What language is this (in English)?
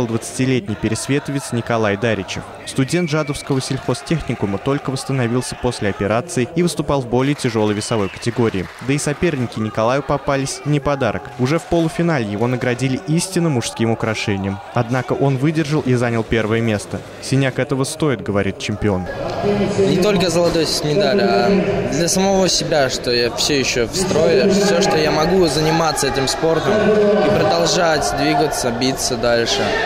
Russian